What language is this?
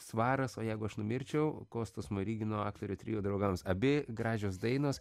Lithuanian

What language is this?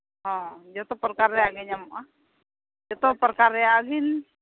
Santali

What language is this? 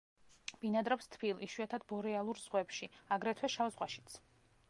Georgian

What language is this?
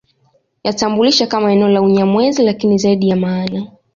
Swahili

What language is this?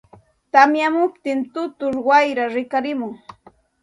Santa Ana de Tusi Pasco Quechua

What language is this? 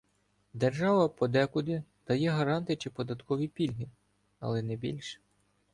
Ukrainian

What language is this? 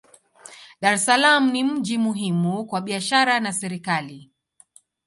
Swahili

